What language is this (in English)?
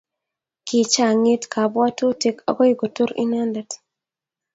Kalenjin